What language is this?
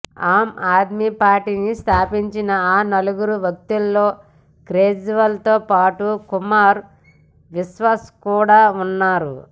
Telugu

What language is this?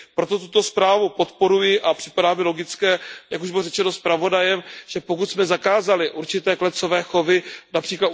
Czech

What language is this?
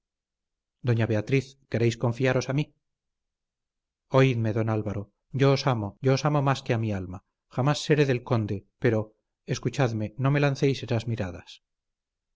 Spanish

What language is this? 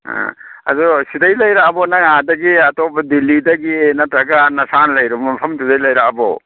Manipuri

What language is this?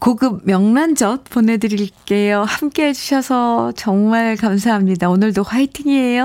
Korean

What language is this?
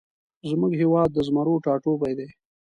Pashto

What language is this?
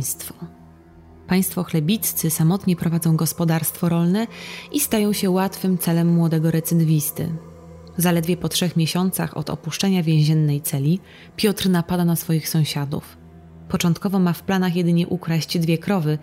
Polish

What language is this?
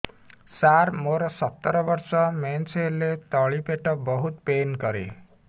Odia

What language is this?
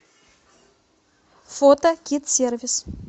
Russian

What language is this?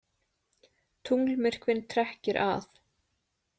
Icelandic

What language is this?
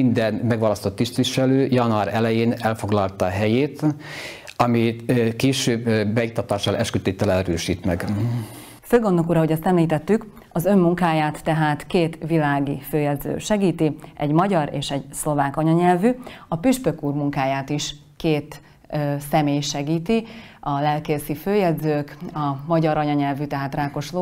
Hungarian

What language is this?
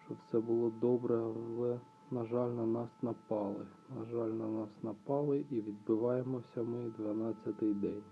Ukrainian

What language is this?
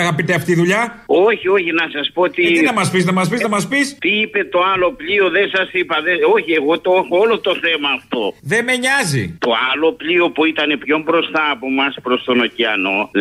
Greek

